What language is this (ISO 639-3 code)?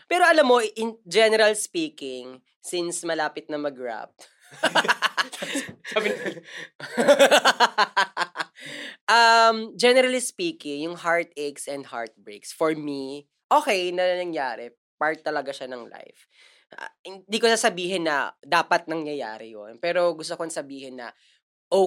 fil